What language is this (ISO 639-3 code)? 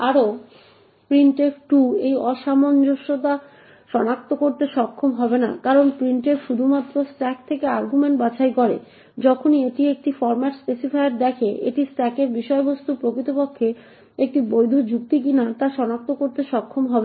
ben